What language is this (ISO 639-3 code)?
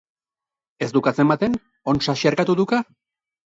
eus